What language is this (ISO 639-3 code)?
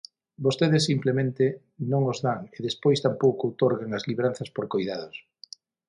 glg